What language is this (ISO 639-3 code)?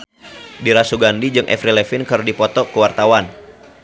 sun